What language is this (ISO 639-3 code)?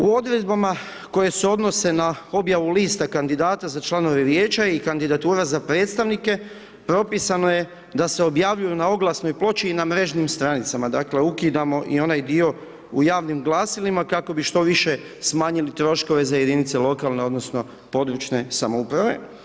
hrv